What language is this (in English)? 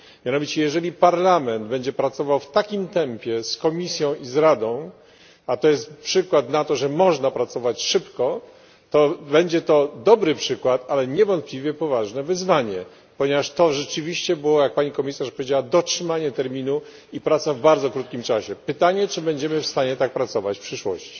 Polish